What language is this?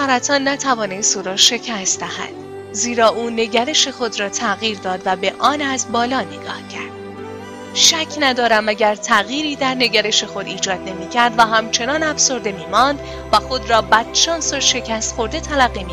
Persian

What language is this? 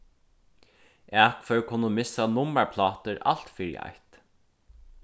Faroese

